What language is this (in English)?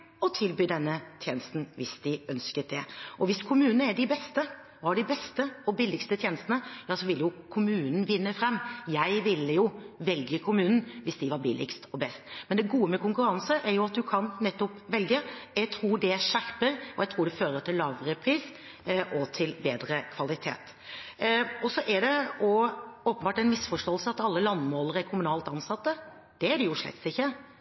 Norwegian Bokmål